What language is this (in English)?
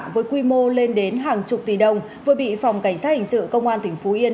Vietnamese